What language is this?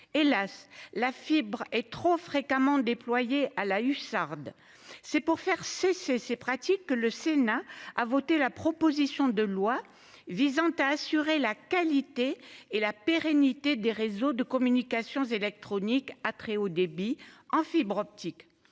French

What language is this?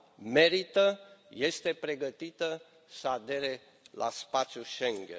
Romanian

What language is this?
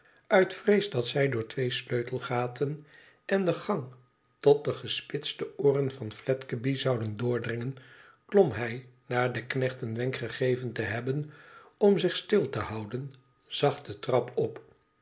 Dutch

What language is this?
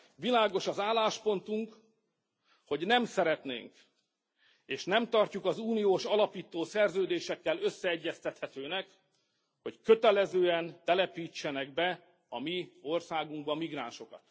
Hungarian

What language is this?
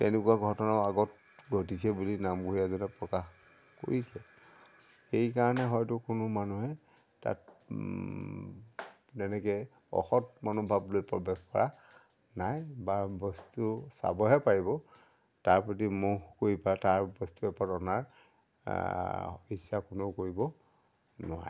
Assamese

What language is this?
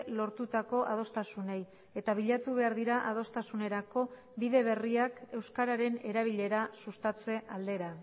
Basque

